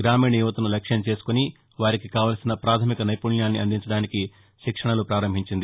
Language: Telugu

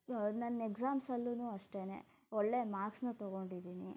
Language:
Kannada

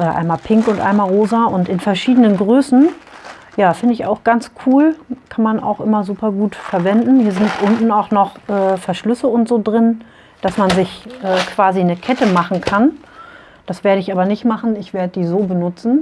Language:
German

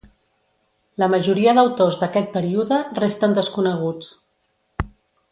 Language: Catalan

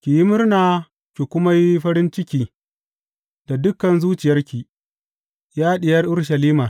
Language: Hausa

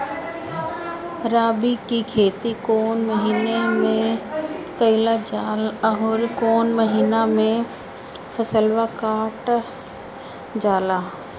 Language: Bhojpuri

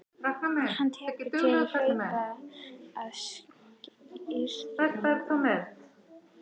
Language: Icelandic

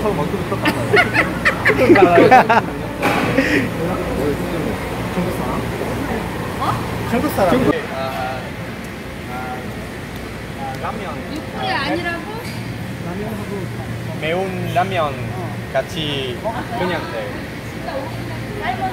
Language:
Korean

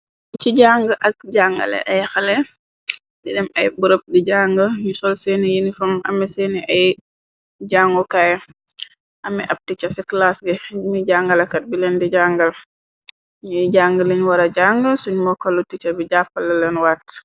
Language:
Wolof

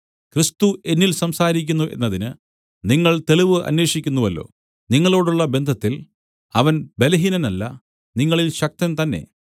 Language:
Malayalam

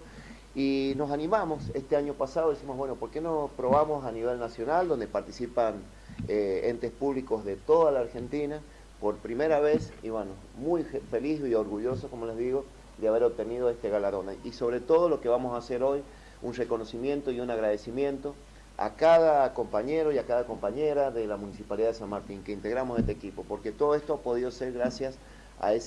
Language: Spanish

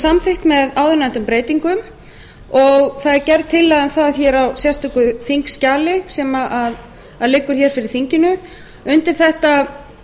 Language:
Icelandic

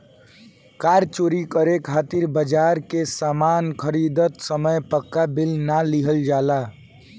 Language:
Bhojpuri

